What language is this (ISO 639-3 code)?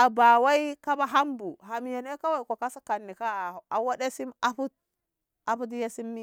nbh